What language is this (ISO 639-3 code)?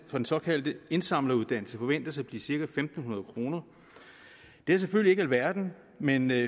dan